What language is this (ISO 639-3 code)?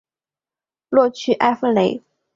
zho